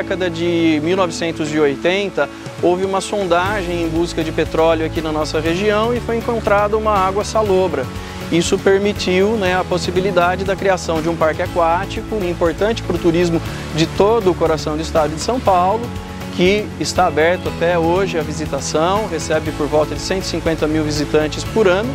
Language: Portuguese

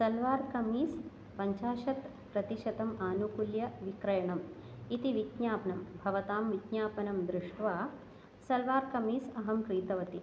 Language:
Sanskrit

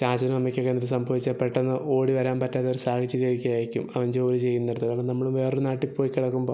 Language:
Malayalam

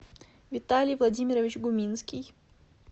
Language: Russian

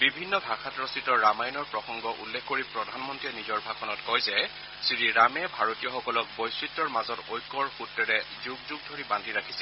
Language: Assamese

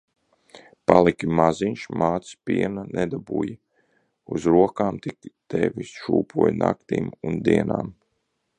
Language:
Latvian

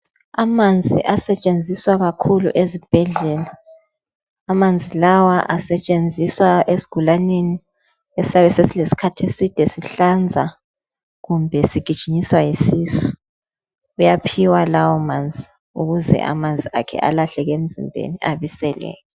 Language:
North Ndebele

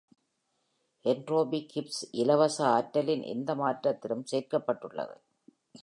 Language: Tamil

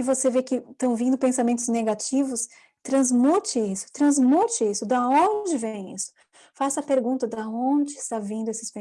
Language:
Portuguese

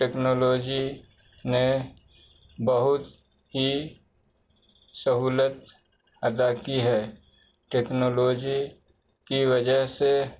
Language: Urdu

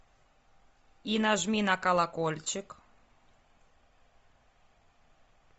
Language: Russian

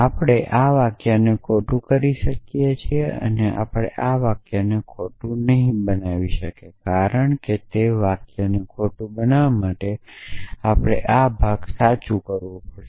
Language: Gujarati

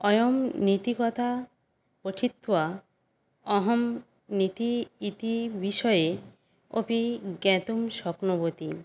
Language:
Sanskrit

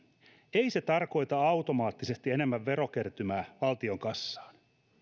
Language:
Finnish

